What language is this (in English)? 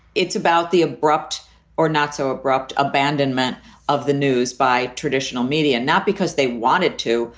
English